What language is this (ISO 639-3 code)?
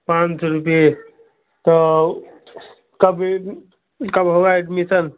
hin